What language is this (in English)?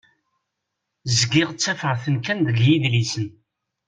Kabyle